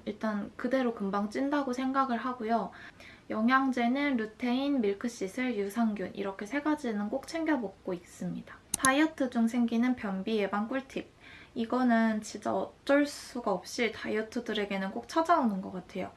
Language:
Korean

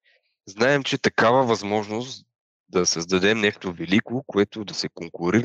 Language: Bulgarian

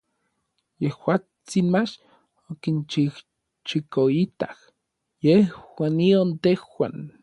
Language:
Orizaba Nahuatl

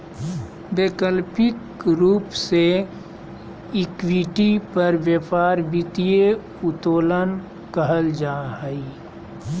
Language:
Magahi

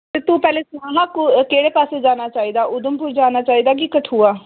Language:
Dogri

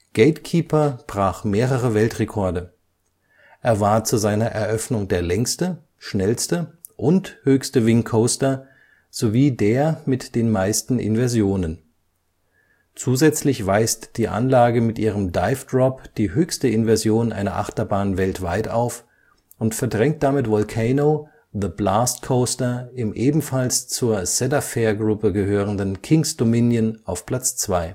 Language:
German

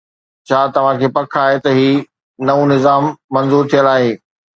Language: Sindhi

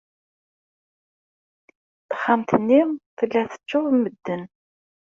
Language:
Kabyle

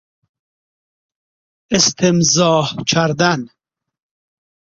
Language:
Persian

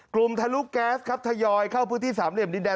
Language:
Thai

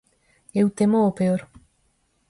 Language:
Galician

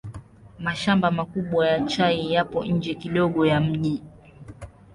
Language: Swahili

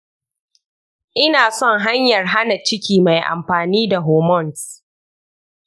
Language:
Hausa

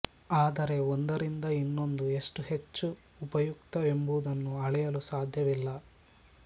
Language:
Kannada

